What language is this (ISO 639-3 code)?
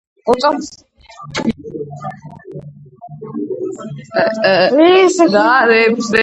kat